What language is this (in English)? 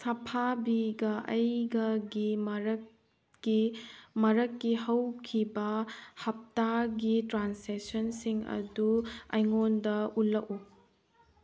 Manipuri